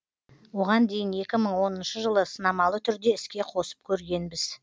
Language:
Kazakh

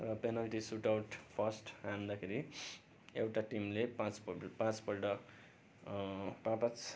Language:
Nepali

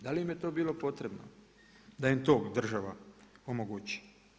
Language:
Croatian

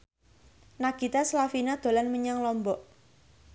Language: Javanese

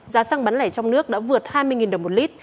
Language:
Vietnamese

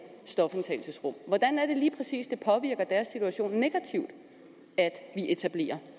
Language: Danish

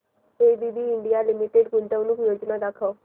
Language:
Marathi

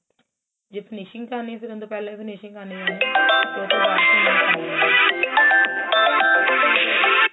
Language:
Punjabi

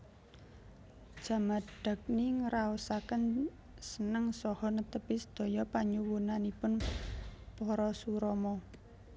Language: Javanese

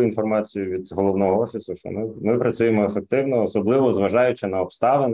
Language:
Ukrainian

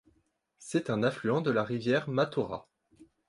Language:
French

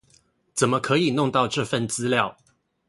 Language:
Chinese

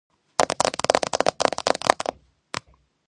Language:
Georgian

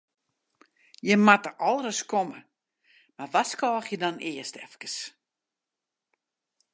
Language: Western Frisian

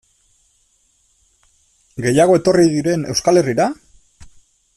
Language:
Basque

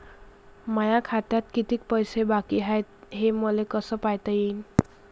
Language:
Marathi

